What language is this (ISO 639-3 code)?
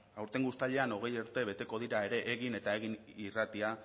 eus